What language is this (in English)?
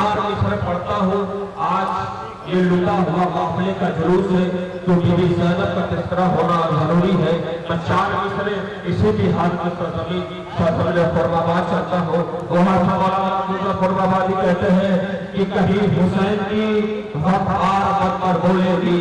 Arabic